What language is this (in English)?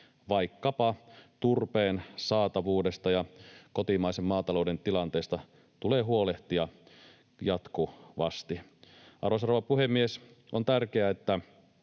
Finnish